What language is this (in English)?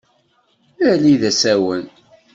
Kabyle